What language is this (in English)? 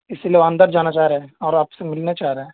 Urdu